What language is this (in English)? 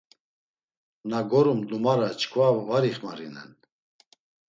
Laz